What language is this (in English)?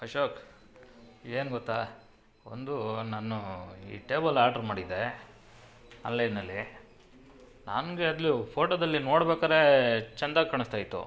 Kannada